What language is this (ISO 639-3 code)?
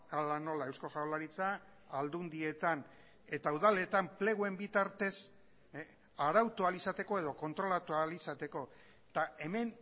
eus